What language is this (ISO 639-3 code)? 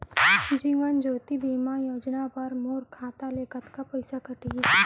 hne